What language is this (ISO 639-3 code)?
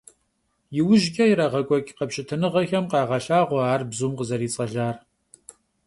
kbd